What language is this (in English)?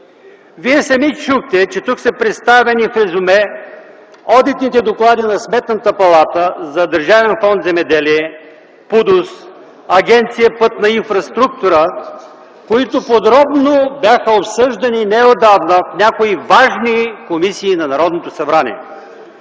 Bulgarian